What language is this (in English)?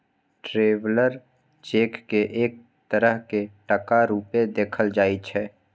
Maithili